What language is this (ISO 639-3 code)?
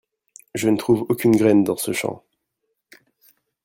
fra